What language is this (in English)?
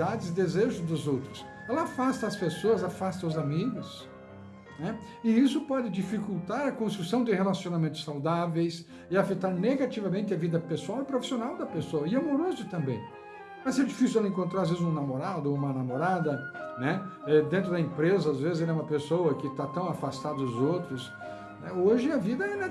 Portuguese